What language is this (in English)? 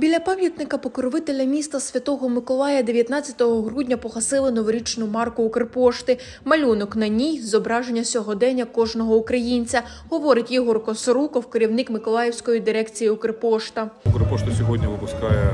Ukrainian